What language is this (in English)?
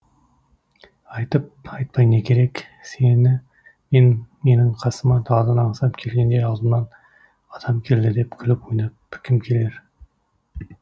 Kazakh